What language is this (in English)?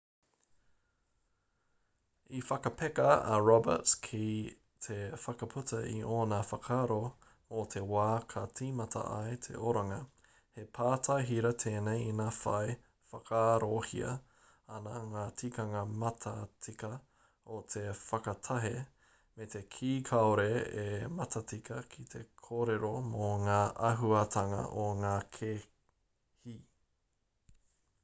Māori